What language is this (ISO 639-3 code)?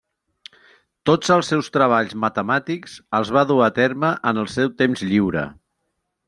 cat